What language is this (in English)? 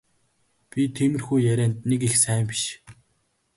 Mongolian